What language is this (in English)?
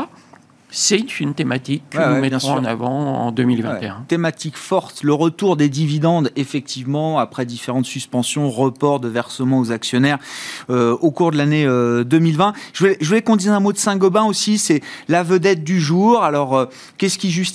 French